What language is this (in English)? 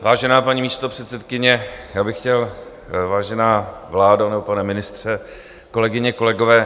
Czech